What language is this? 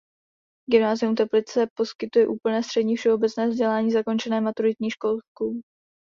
Czech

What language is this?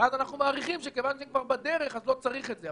Hebrew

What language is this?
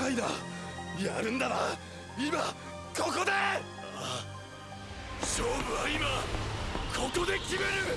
Japanese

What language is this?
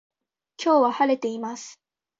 Japanese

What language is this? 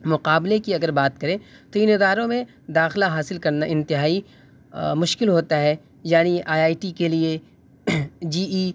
Urdu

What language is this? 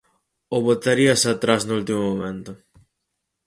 Galician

